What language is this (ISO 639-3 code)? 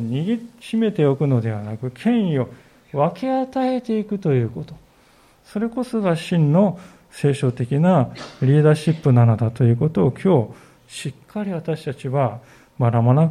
jpn